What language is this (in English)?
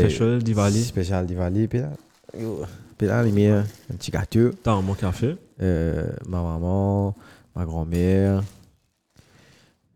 French